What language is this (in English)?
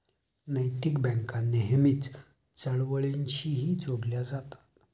Marathi